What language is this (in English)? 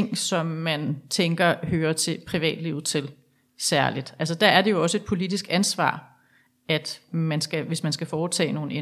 Danish